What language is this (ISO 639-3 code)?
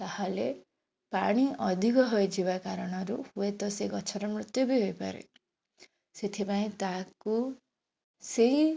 ori